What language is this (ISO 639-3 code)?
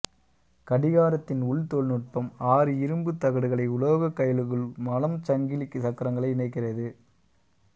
tam